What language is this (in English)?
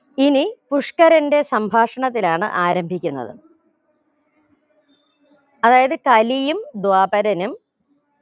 Malayalam